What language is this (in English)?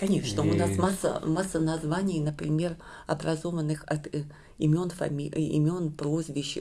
Russian